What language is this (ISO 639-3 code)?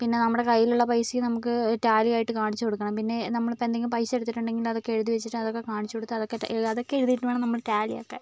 mal